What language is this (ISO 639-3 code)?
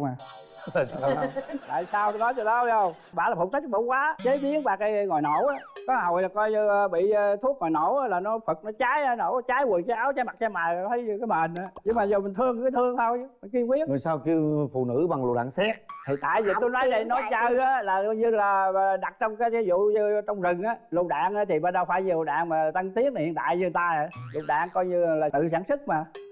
vie